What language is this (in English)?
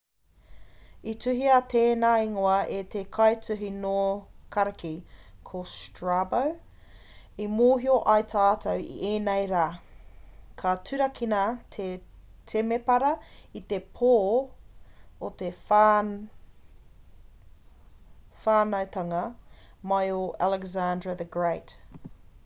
Māori